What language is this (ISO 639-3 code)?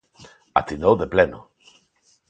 glg